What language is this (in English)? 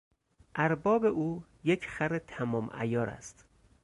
Persian